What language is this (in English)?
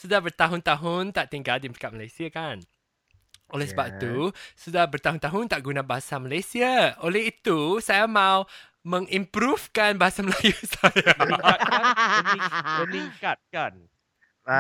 Malay